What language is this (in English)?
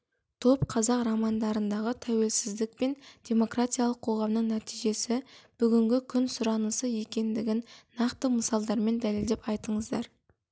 Kazakh